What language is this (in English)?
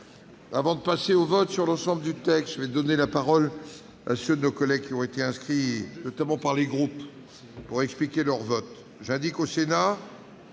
French